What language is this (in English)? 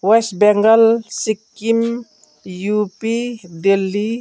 Nepali